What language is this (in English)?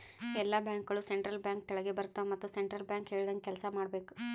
Kannada